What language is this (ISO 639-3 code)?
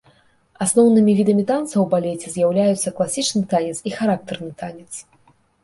bel